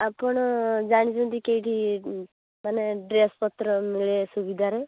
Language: Odia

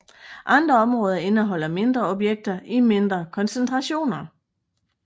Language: Danish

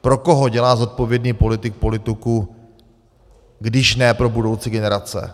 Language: Czech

